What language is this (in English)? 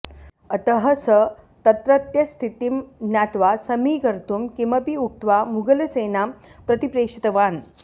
Sanskrit